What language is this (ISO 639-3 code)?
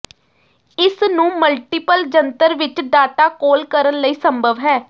pan